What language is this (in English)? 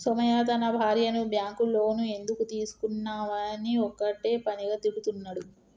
Telugu